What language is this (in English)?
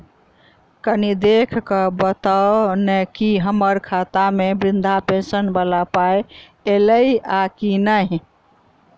Maithili